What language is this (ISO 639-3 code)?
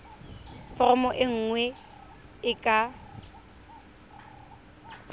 tsn